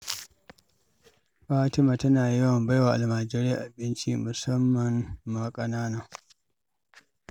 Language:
Hausa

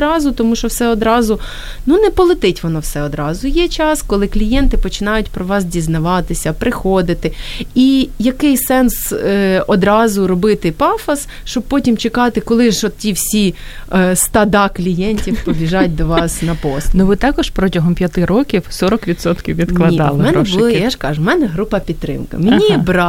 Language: Ukrainian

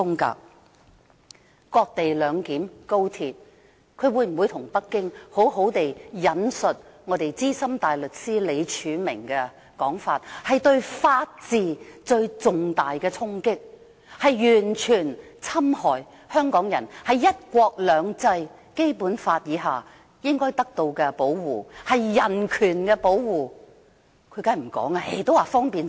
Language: Cantonese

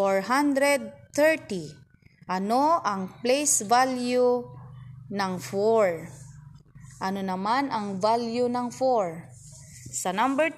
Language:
Filipino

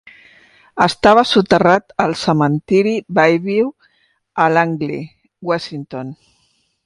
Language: Catalan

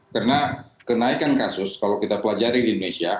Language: Indonesian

